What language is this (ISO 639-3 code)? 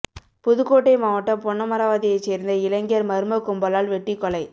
tam